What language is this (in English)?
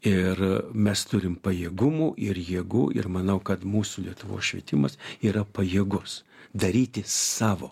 Lithuanian